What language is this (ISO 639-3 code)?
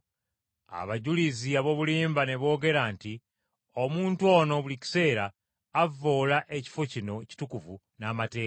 lug